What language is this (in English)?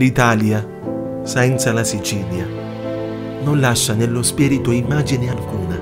Italian